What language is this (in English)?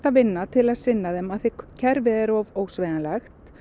Icelandic